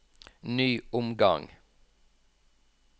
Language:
Norwegian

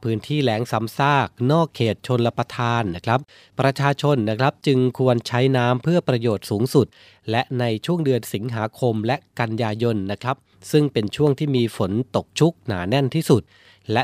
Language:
Thai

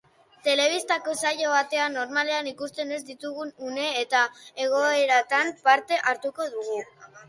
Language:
Basque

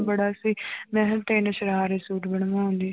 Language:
Punjabi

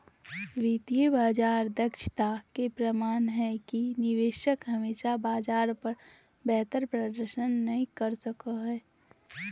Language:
Magahi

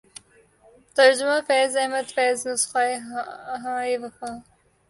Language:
Urdu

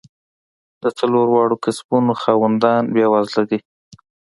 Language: Pashto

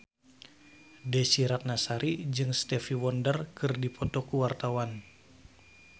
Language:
Sundanese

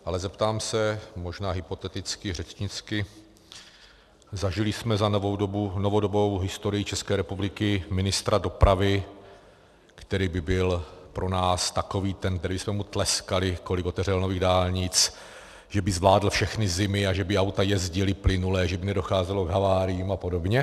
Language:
Czech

